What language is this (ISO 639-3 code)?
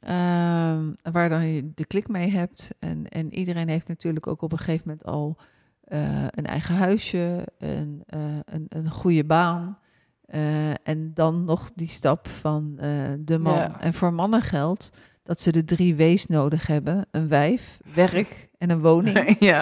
nld